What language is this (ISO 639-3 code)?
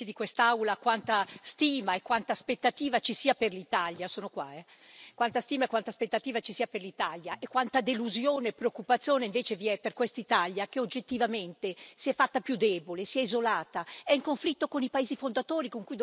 ita